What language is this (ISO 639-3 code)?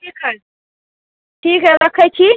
mai